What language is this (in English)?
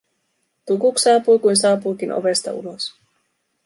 Finnish